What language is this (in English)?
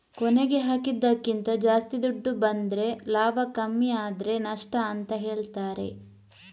Kannada